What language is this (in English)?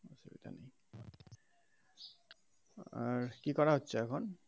Bangla